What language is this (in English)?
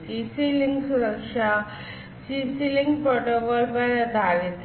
Hindi